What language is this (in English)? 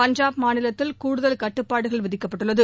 Tamil